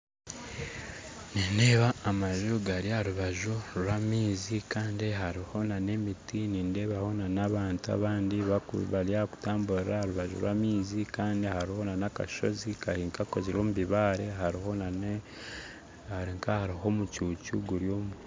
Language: Nyankole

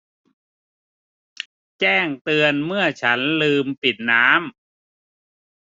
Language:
Thai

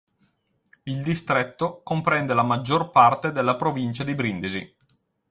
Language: Italian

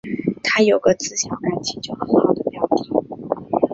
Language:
Chinese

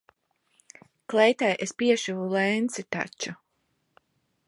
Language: Latvian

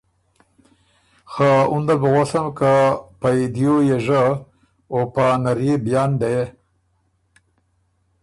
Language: Ormuri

